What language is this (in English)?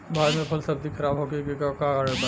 Bhojpuri